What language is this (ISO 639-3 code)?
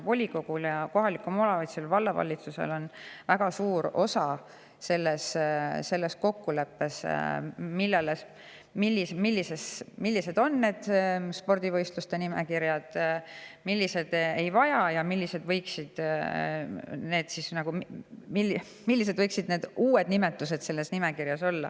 est